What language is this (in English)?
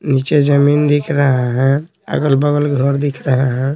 Hindi